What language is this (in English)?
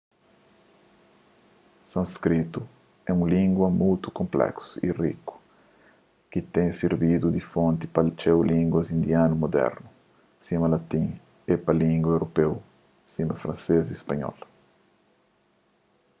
Kabuverdianu